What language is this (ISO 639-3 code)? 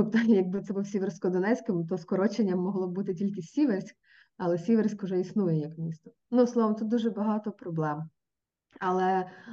ukr